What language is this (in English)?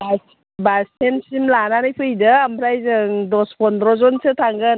Bodo